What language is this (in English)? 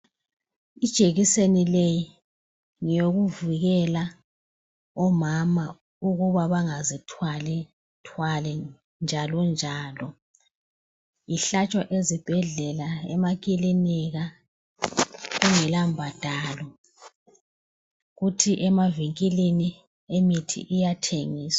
North Ndebele